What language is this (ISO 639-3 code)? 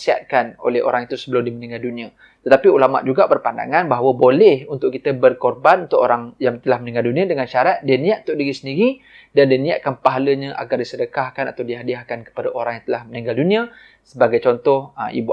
msa